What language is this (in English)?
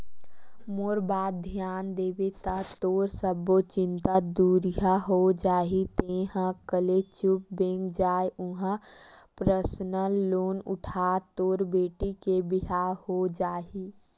Chhattisgarhi